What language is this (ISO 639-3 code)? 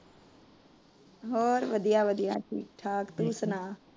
pan